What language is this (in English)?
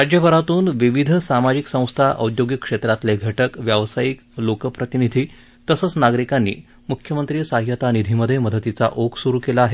Marathi